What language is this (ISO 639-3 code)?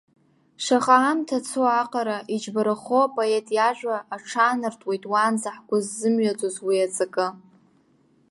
abk